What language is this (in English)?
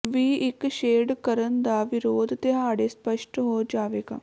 Punjabi